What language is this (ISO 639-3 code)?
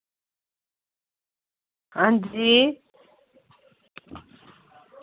doi